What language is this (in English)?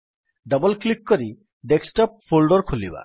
Odia